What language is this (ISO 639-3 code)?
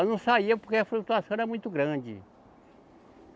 por